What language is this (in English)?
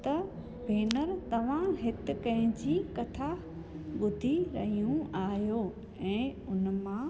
Sindhi